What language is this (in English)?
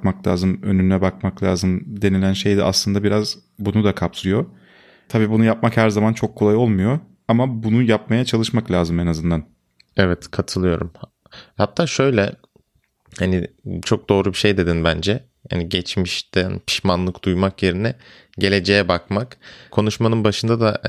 Turkish